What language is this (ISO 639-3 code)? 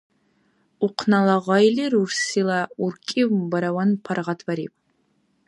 dar